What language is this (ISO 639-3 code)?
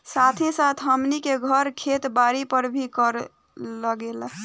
bho